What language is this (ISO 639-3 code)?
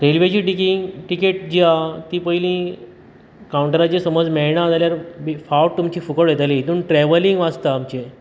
kok